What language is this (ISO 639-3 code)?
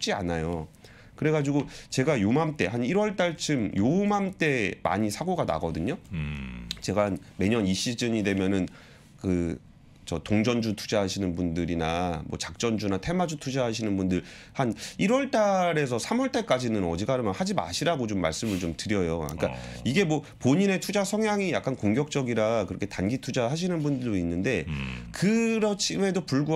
kor